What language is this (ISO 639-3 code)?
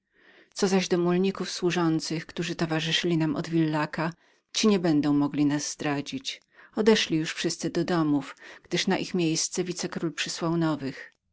pol